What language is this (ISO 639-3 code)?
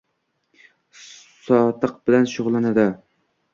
uzb